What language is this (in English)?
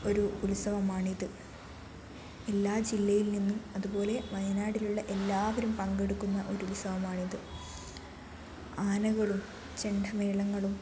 Malayalam